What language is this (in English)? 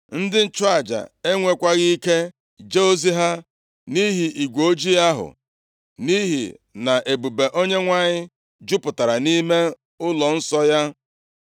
Igbo